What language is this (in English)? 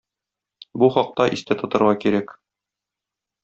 Tatar